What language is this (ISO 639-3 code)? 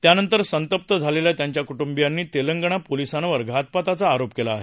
mar